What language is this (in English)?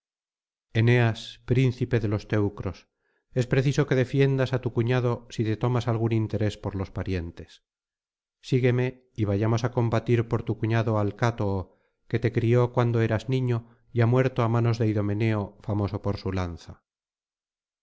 Spanish